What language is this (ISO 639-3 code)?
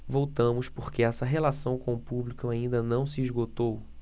por